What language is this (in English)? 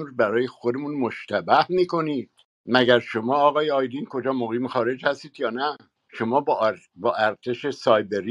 Persian